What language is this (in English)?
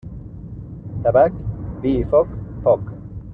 Catalan